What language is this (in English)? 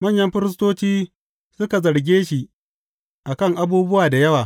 Hausa